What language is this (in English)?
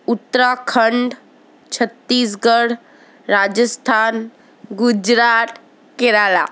Bangla